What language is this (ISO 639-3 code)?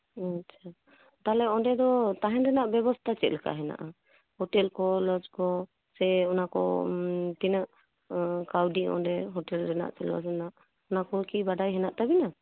sat